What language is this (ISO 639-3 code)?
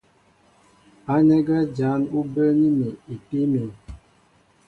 mbo